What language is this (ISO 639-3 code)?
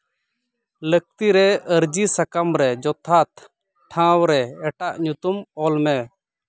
sat